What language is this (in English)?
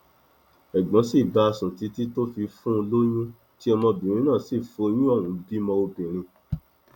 Yoruba